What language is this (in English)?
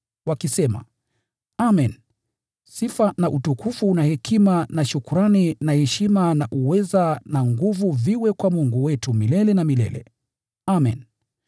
Swahili